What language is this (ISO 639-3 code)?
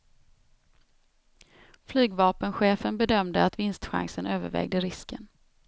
swe